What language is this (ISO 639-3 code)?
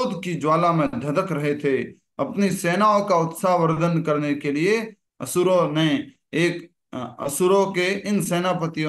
hin